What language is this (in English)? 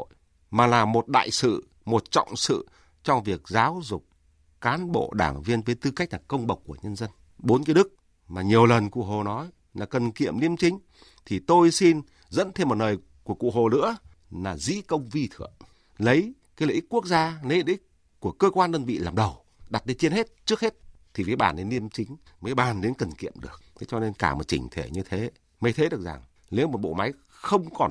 Vietnamese